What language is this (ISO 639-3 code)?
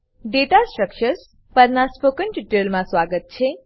guj